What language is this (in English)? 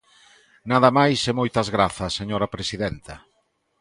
Galician